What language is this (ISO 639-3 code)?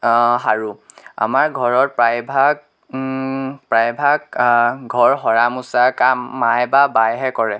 asm